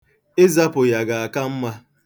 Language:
Igbo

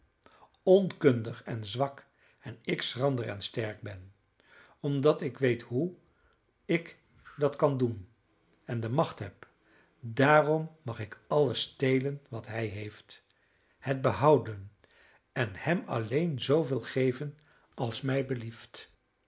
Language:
Dutch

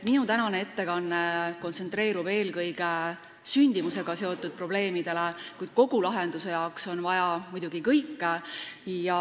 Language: Estonian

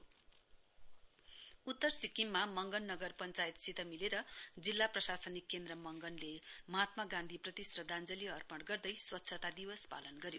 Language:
Nepali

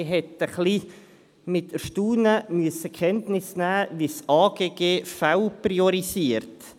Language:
Swiss German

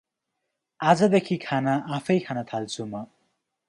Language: Nepali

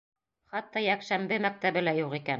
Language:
Bashkir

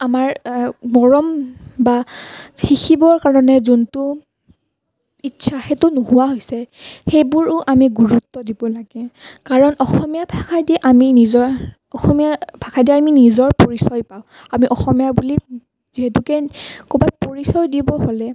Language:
Assamese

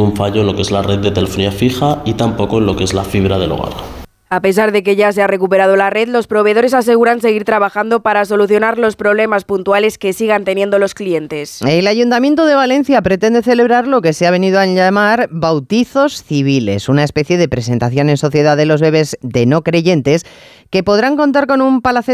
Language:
Spanish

